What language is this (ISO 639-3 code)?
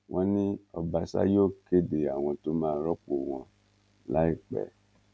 yor